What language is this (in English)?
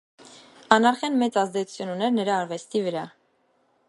Armenian